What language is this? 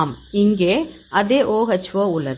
Tamil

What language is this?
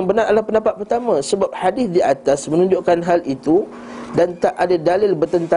Malay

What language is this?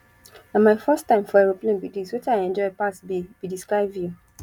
Nigerian Pidgin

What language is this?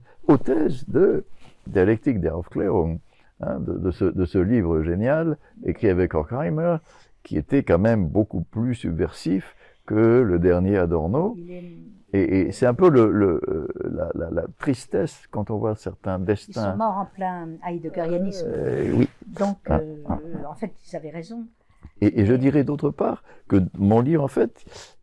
French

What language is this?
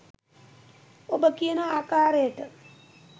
Sinhala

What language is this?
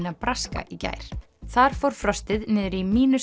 Icelandic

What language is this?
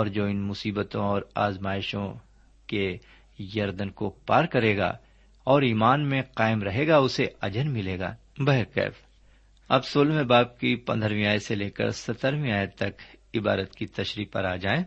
Urdu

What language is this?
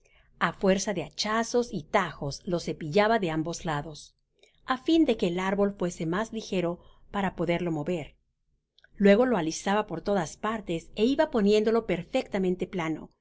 Spanish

